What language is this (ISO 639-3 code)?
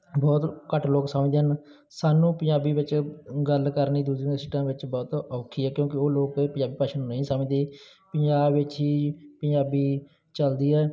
pan